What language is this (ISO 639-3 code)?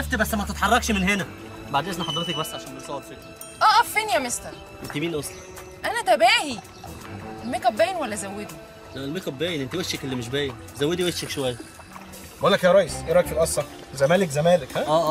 ara